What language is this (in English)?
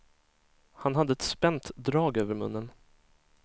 Swedish